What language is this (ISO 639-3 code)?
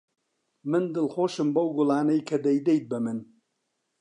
ckb